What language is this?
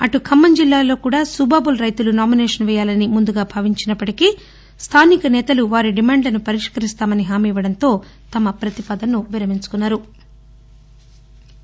Telugu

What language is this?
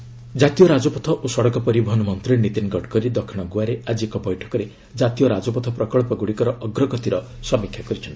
Odia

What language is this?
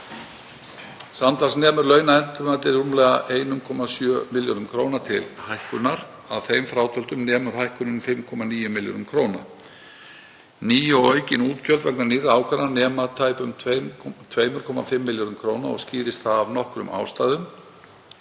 Icelandic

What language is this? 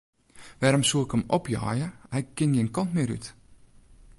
Western Frisian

